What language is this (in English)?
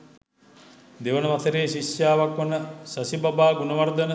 Sinhala